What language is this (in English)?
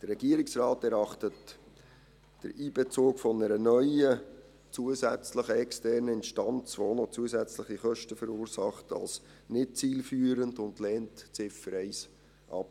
Swiss German